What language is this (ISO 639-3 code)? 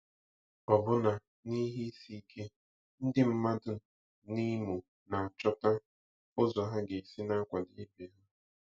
ibo